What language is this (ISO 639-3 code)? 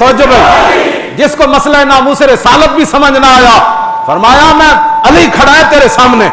urd